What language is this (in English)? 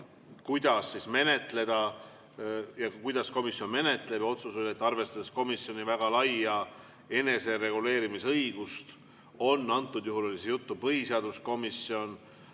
Estonian